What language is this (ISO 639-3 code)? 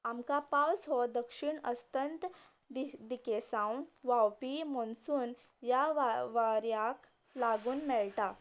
kok